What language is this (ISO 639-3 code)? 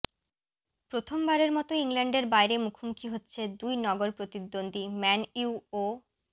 ben